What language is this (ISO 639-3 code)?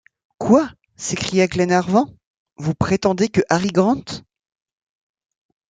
fra